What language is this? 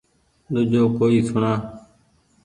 Goaria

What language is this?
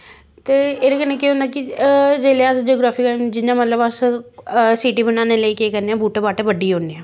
Dogri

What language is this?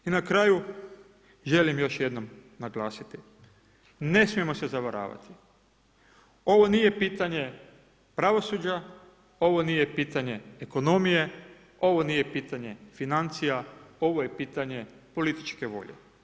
Croatian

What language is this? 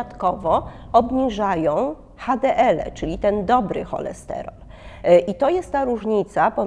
Polish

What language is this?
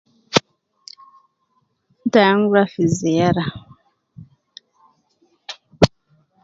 Nubi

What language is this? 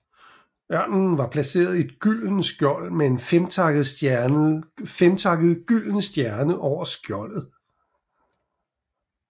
Danish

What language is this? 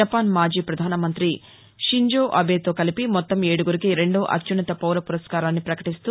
Telugu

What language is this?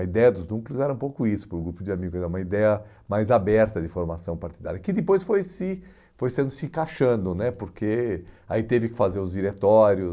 Portuguese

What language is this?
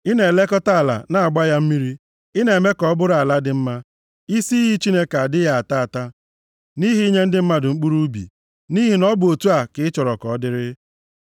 Igbo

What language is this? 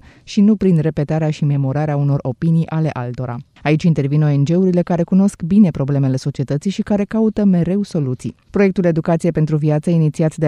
Romanian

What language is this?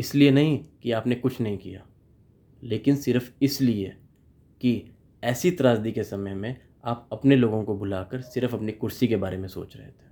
Hindi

